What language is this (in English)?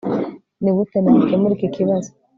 Kinyarwanda